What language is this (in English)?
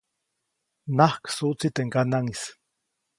Copainalá Zoque